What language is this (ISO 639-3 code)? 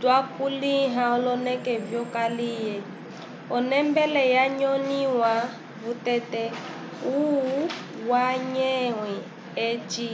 umb